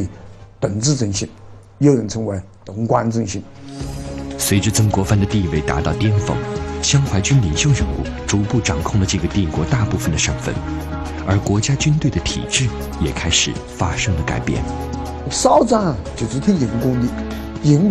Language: Chinese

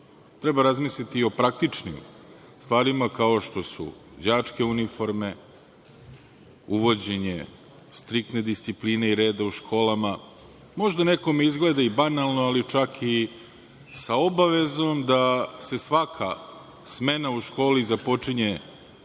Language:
Serbian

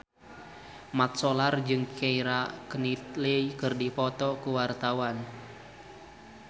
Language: Sundanese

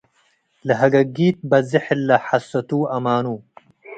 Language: Tigre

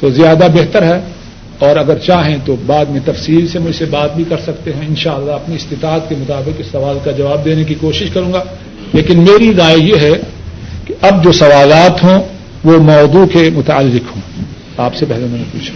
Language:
Urdu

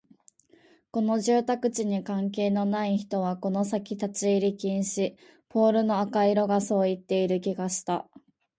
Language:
Japanese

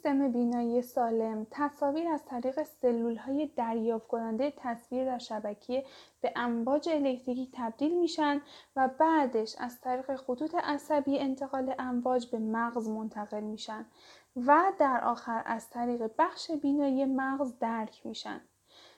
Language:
Persian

